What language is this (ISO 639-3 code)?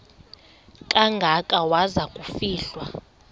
xho